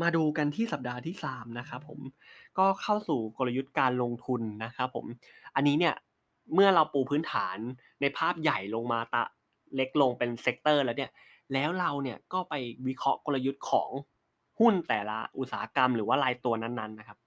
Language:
Thai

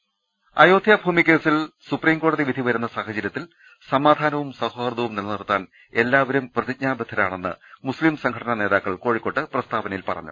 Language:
Malayalam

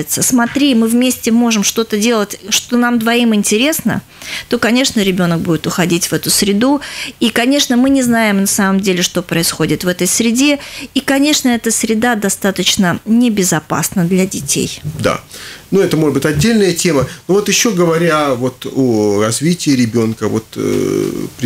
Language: Russian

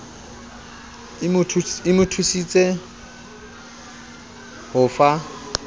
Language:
Southern Sotho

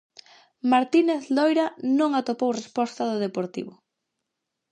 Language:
Galician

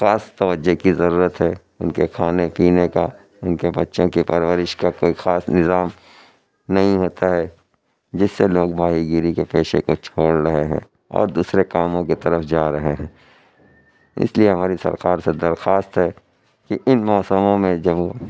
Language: Urdu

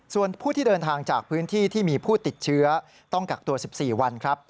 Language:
Thai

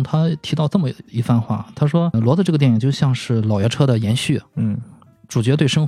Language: Chinese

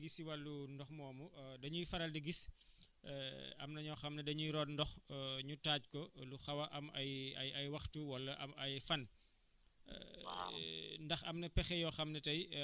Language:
Wolof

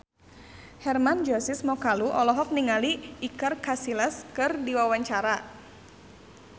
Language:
Sundanese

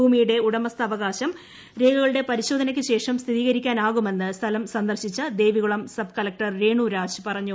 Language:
Malayalam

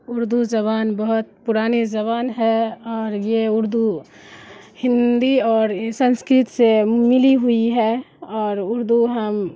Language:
Urdu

